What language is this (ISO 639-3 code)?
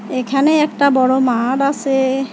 ben